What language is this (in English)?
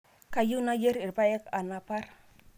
Masai